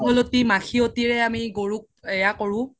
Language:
Assamese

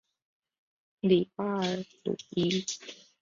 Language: Chinese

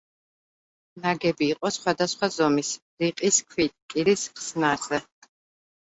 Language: Georgian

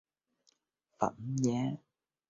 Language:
Vietnamese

